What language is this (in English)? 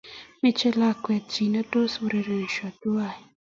Kalenjin